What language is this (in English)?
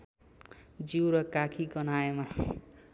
Nepali